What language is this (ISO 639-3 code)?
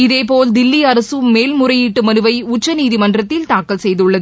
tam